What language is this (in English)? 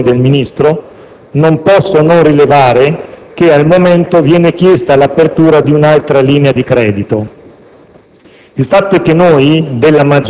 Italian